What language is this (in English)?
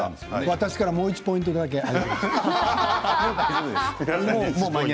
Japanese